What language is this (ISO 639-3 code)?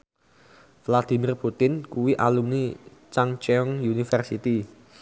jav